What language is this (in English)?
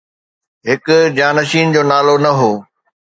Sindhi